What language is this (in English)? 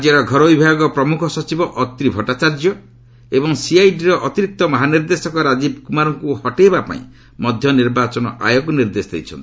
Odia